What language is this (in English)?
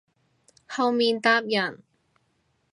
Cantonese